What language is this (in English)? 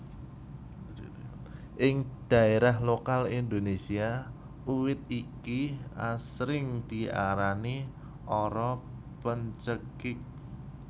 Javanese